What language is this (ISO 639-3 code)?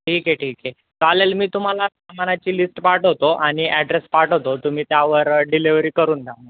mar